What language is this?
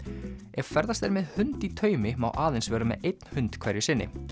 Icelandic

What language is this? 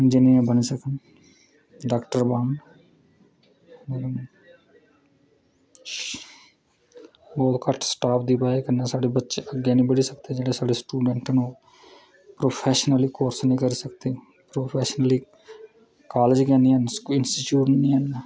Dogri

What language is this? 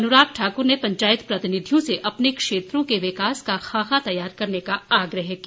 Hindi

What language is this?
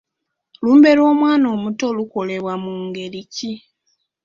Ganda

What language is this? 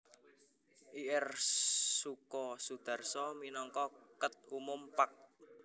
Javanese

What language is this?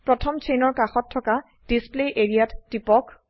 Assamese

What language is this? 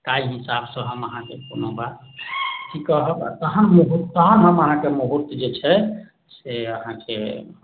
Maithili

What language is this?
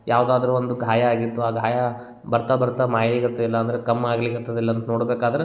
Kannada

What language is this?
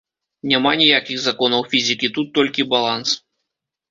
Belarusian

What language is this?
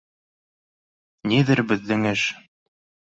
Bashkir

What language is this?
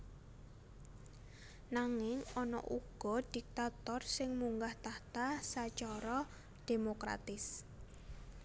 Javanese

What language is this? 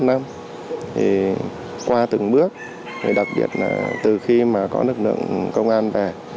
Vietnamese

